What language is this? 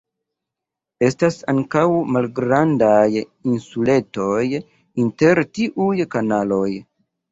Esperanto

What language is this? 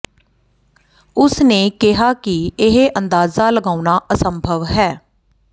Punjabi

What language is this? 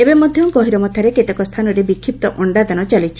Odia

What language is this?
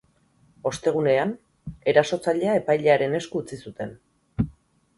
Basque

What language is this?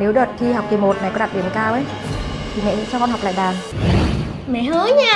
Vietnamese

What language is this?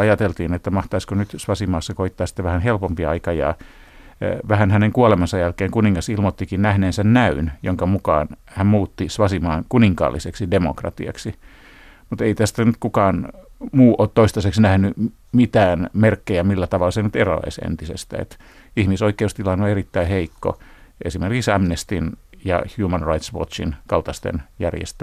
Finnish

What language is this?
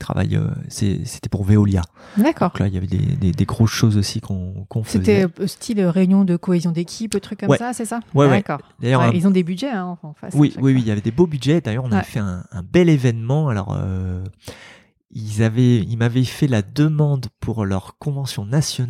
French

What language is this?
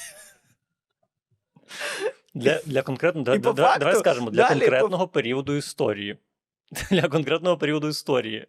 Ukrainian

